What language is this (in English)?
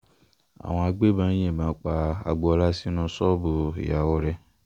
Yoruba